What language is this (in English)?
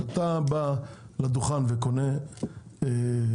Hebrew